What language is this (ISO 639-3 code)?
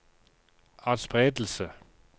nor